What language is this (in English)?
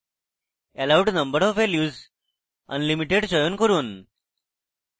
Bangla